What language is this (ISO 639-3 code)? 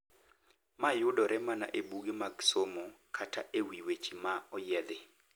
luo